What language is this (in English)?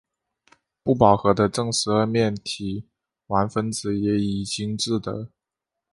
Chinese